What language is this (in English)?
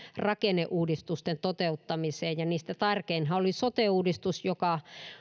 Finnish